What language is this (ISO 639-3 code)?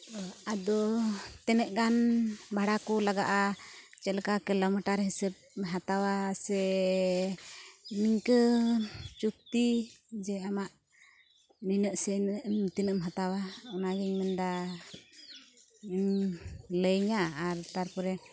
sat